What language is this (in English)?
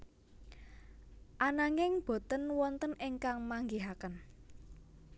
Javanese